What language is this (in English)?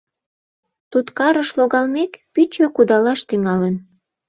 Mari